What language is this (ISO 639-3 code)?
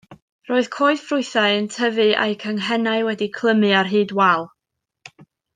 cym